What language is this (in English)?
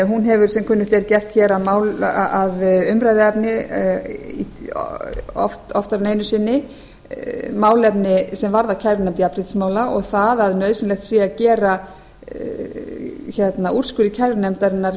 Icelandic